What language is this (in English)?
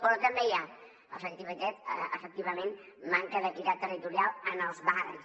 Catalan